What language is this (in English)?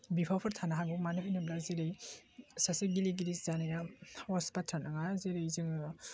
Bodo